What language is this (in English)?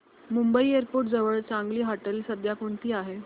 Marathi